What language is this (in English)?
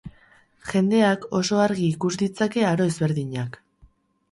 Basque